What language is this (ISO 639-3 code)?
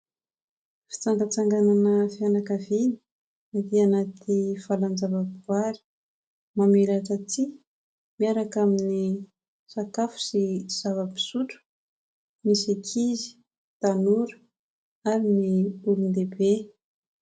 mlg